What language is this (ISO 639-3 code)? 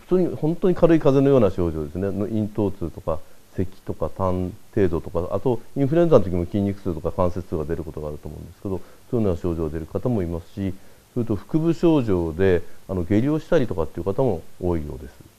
jpn